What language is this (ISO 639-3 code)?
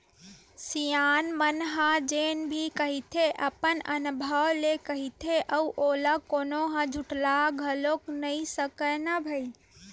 hne